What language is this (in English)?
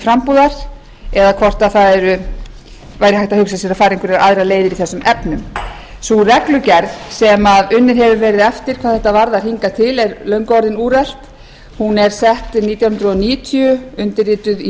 Icelandic